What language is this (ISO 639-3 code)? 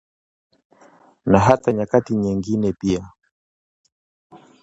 swa